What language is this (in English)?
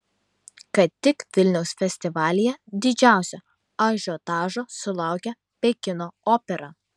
Lithuanian